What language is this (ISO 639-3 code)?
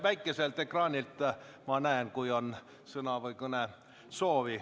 est